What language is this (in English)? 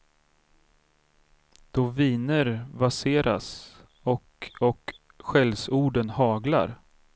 Swedish